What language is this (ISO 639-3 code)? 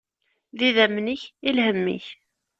kab